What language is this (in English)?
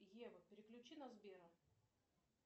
Russian